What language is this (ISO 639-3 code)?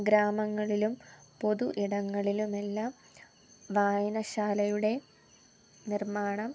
mal